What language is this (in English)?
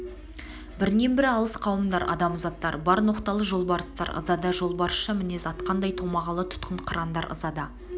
Kazakh